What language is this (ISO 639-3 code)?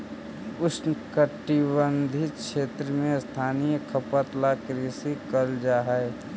mag